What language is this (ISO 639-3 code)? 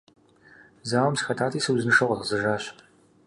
kbd